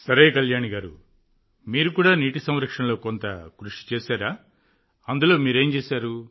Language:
Telugu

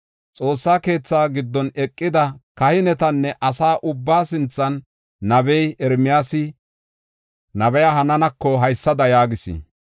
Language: Gofa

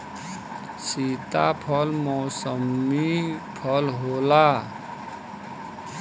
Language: Bhojpuri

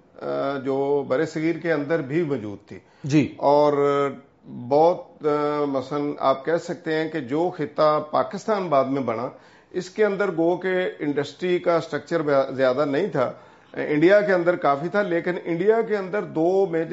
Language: Urdu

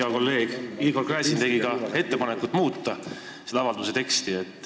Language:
Estonian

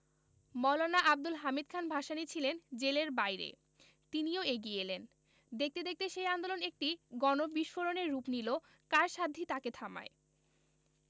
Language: Bangla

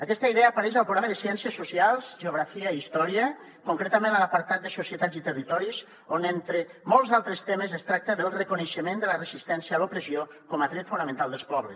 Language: Catalan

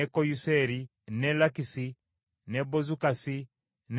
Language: Ganda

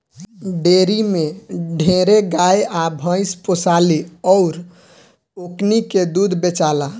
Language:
Bhojpuri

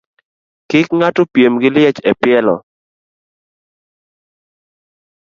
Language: Luo (Kenya and Tanzania)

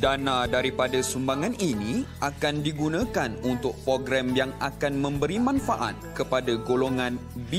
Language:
Malay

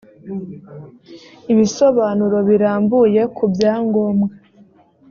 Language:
Kinyarwanda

